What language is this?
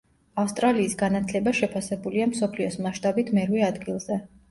Georgian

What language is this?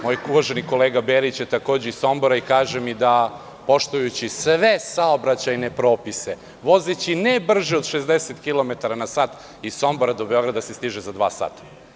Serbian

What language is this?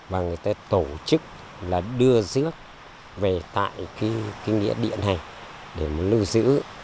Vietnamese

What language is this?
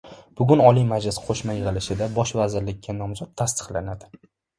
Uzbek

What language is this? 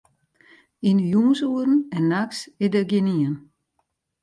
Western Frisian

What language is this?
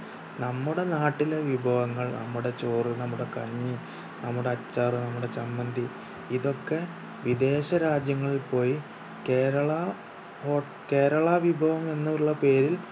Malayalam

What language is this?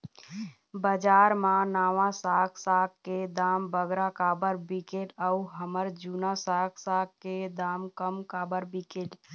Chhattisgarhi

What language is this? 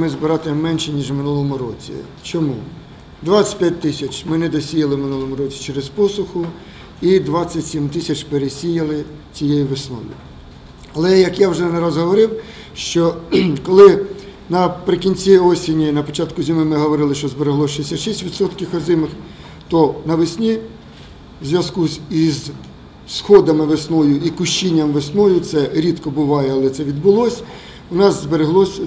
Ukrainian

